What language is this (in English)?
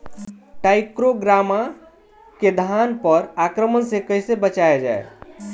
Bhojpuri